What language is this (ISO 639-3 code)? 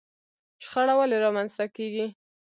pus